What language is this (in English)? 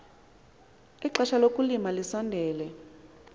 Xhosa